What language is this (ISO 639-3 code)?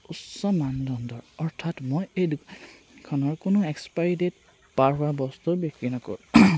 asm